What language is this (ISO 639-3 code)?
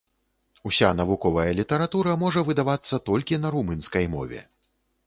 bel